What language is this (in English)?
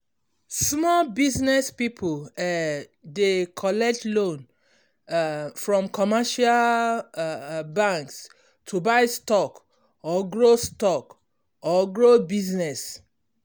Nigerian Pidgin